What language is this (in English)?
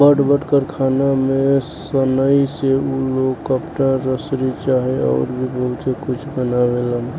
Bhojpuri